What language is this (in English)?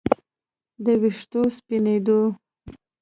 Pashto